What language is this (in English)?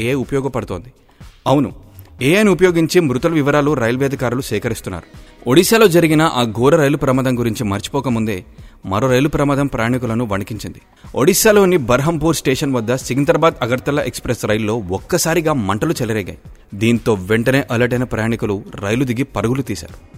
Telugu